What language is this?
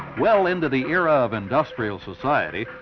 English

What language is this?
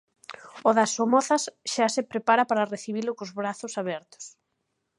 Galician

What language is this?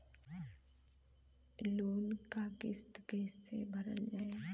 Bhojpuri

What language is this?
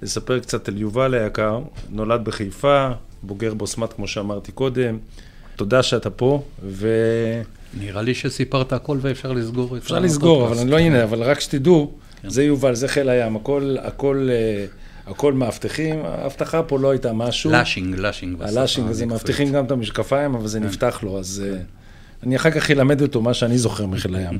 Hebrew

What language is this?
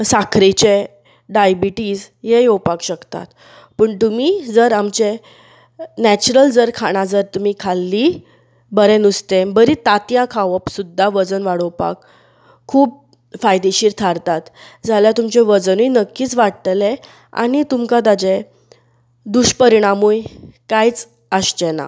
Konkani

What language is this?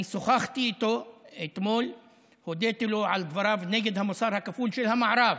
Hebrew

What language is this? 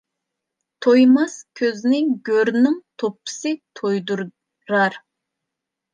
Uyghur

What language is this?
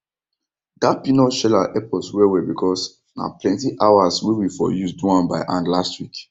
Nigerian Pidgin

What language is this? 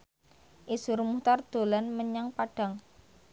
Javanese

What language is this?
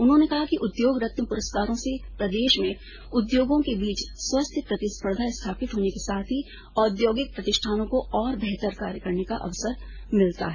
Hindi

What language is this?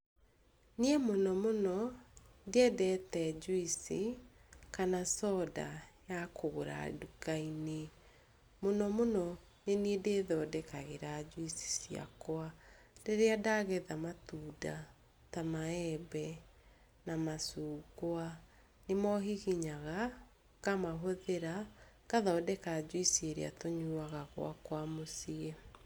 Kikuyu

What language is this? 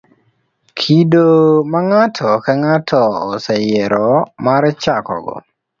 Luo (Kenya and Tanzania)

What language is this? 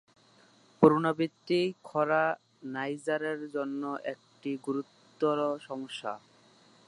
Bangla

